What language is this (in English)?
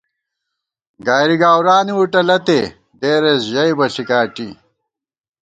Gawar-Bati